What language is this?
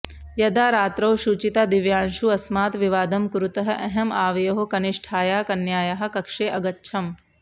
Sanskrit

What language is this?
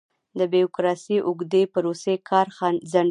Pashto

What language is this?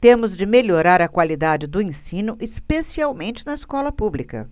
Portuguese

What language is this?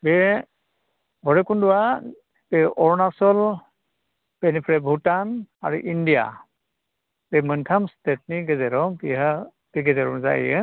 Bodo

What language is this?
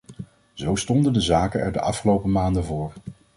Dutch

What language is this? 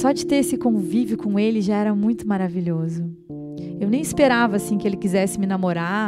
Portuguese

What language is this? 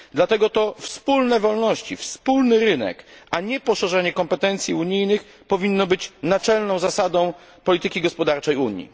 Polish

